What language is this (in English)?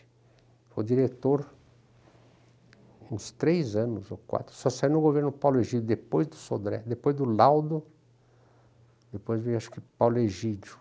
Portuguese